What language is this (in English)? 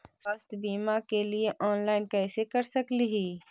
Magahi